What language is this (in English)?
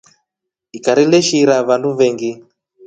Rombo